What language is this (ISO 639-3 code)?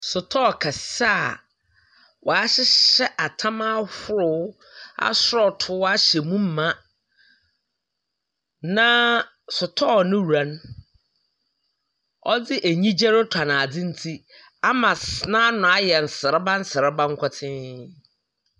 aka